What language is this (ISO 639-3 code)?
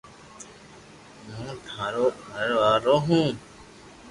lrk